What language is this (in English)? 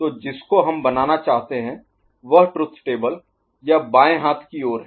Hindi